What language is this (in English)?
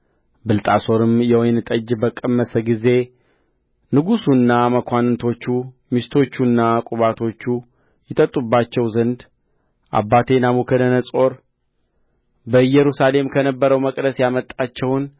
Amharic